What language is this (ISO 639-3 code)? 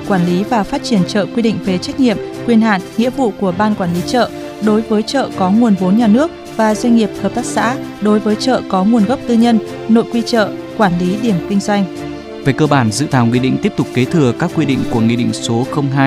vie